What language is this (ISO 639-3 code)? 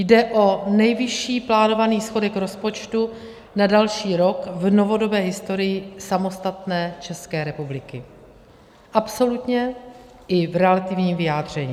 ces